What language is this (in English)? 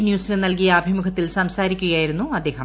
Malayalam